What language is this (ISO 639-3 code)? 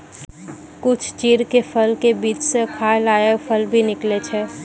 mai